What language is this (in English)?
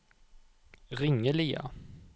Norwegian